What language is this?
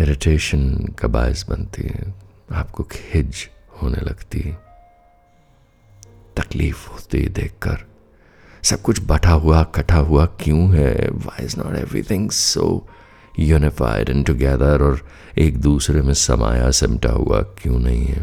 Hindi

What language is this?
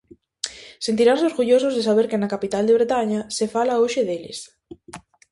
Galician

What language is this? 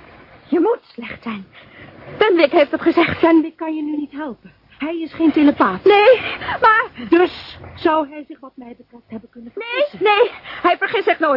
Dutch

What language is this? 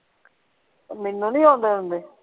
Punjabi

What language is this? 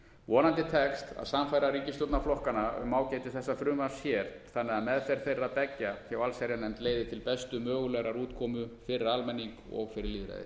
Icelandic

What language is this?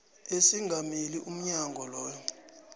South Ndebele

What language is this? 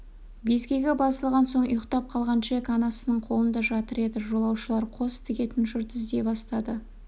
Kazakh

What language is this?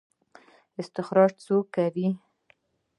Pashto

